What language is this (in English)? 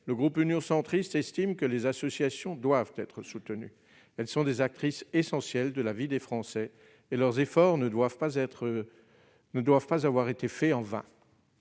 French